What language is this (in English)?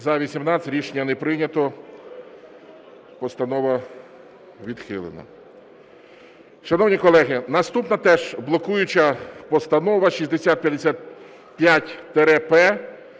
Ukrainian